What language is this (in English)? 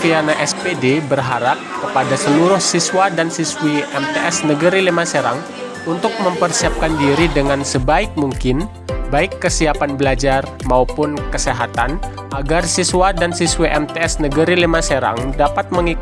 Indonesian